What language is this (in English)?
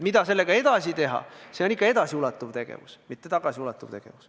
Estonian